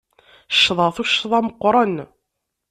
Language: Kabyle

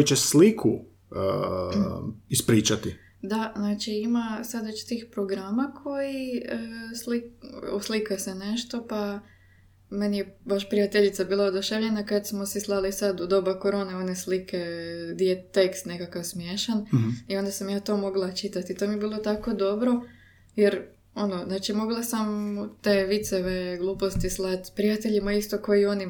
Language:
Croatian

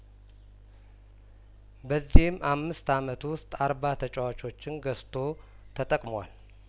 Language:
Amharic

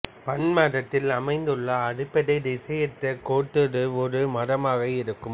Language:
Tamil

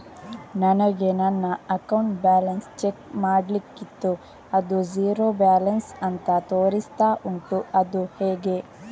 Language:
Kannada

